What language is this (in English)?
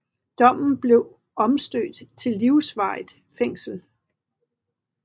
Danish